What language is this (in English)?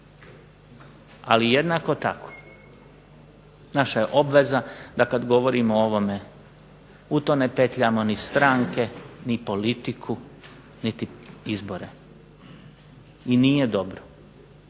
Croatian